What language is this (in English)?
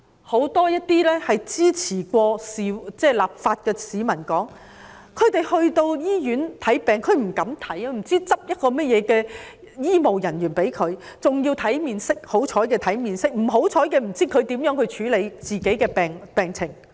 Cantonese